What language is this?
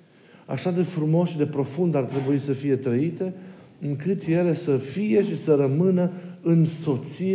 Romanian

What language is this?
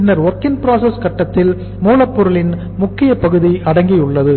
Tamil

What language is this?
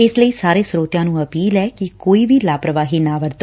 Punjabi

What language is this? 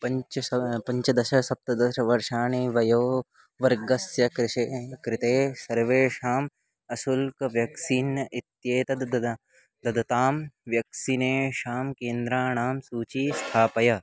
Sanskrit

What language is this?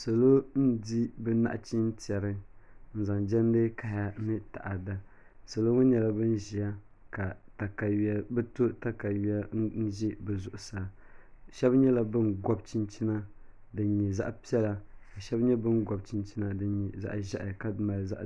Dagbani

